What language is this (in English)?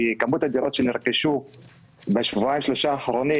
Hebrew